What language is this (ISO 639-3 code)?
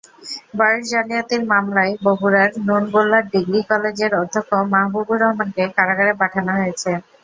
ben